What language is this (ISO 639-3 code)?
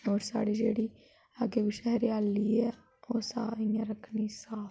doi